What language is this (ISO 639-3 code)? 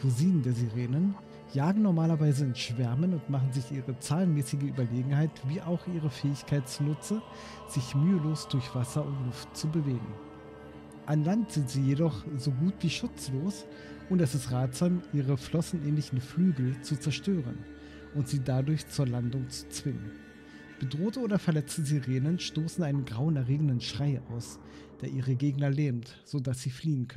deu